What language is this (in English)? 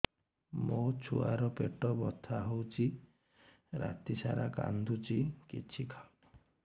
Odia